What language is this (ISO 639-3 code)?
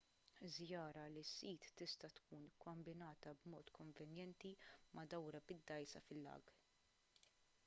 mlt